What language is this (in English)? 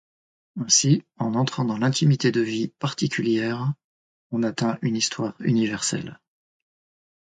French